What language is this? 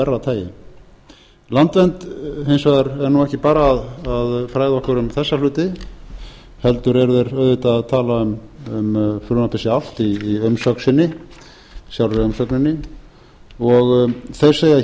Icelandic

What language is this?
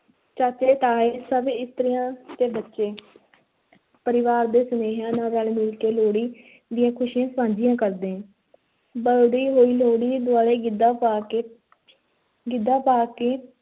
Punjabi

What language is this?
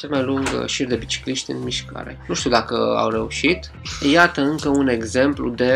Romanian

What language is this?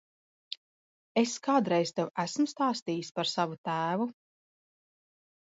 Latvian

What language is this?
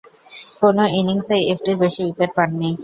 Bangla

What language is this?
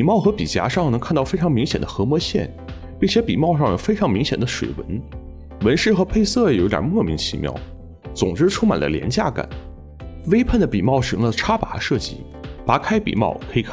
Chinese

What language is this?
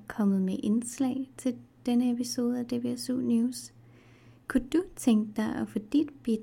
Danish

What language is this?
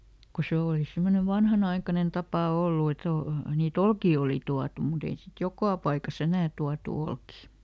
Finnish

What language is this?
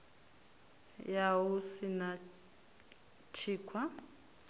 Venda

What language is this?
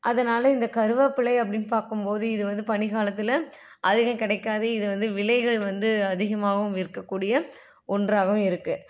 Tamil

